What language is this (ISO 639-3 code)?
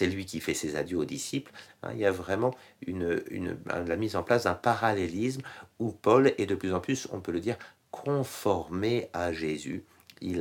fra